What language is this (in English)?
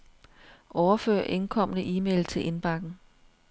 Danish